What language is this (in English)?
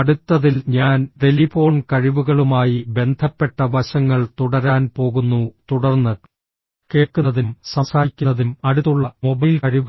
Malayalam